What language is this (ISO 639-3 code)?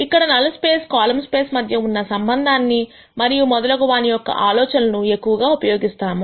tel